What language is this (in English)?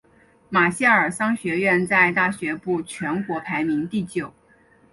Chinese